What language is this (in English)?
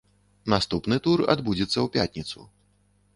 Belarusian